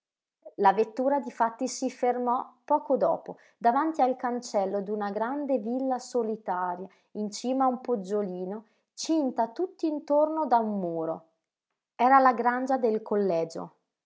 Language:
Italian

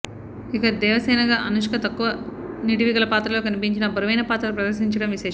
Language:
Telugu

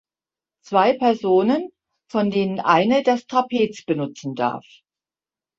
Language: German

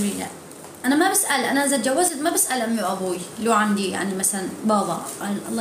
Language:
Arabic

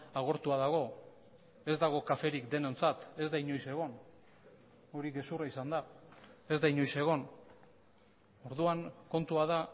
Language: Basque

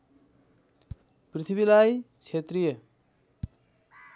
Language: Nepali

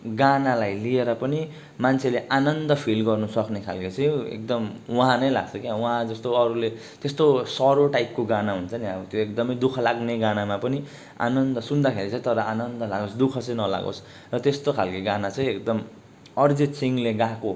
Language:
Nepali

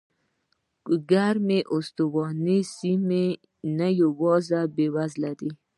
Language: Pashto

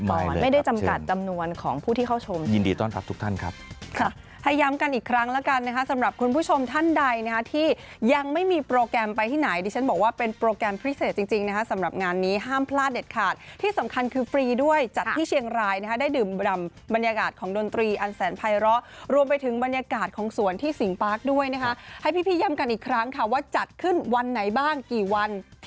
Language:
Thai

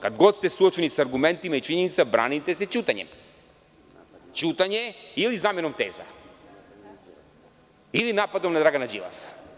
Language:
Serbian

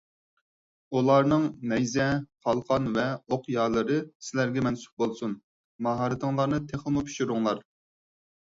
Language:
Uyghur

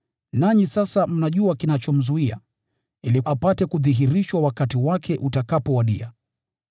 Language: Swahili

